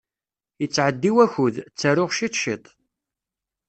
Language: Kabyle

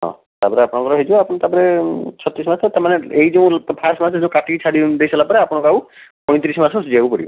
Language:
Odia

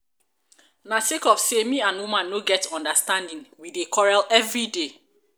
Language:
Nigerian Pidgin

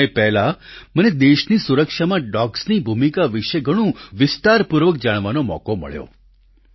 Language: Gujarati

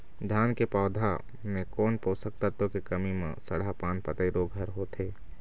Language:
Chhattisgarhi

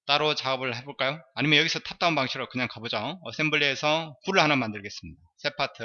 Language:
Korean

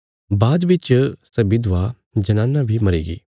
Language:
Bilaspuri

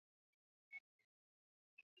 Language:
Swahili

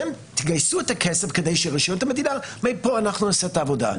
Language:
Hebrew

